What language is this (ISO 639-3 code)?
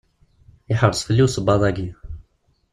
kab